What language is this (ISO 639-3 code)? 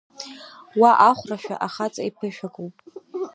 abk